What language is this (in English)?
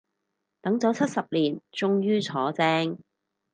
Cantonese